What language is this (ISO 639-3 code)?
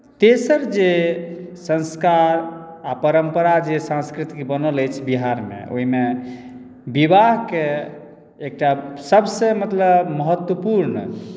mai